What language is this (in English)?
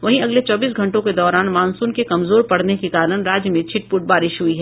Hindi